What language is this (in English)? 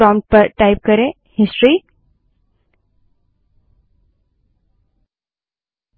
Hindi